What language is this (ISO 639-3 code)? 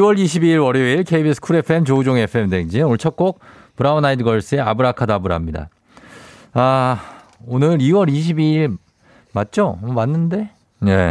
kor